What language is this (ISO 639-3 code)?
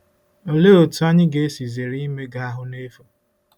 ibo